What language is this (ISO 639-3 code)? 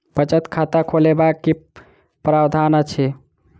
mai